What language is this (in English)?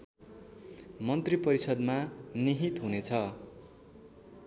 Nepali